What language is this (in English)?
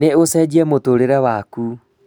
Kikuyu